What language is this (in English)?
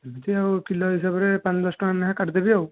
Odia